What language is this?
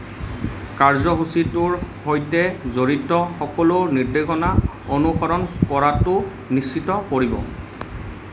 Assamese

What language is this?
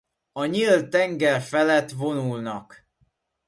Hungarian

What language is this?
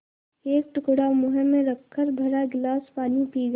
Hindi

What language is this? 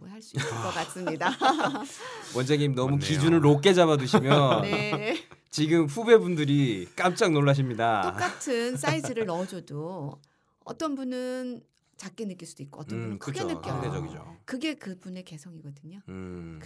Korean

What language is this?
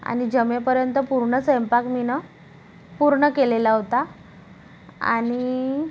Marathi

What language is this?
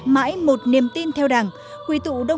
Vietnamese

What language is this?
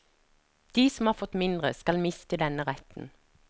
Norwegian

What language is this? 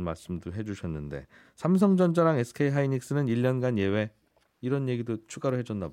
Korean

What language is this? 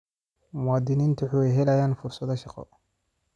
Somali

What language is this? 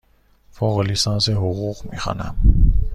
Persian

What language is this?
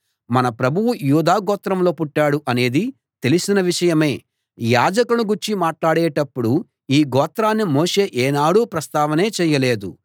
Telugu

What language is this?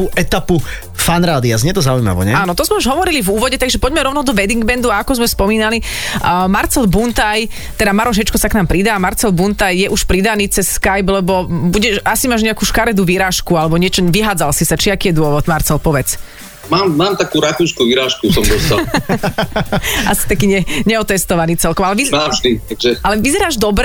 Slovak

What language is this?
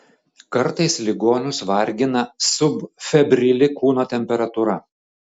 Lithuanian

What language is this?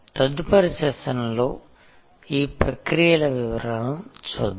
Telugu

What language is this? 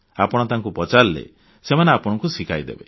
Odia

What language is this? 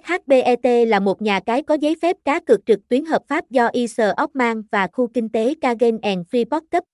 Vietnamese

